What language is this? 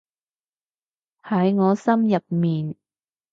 Cantonese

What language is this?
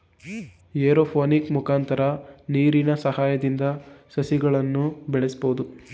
Kannada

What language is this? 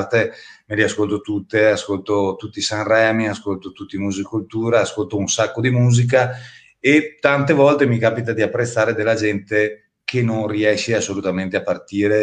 Italian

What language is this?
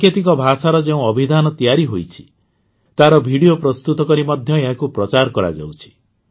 Odia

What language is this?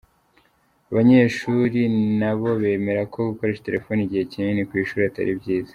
Kinyarwanda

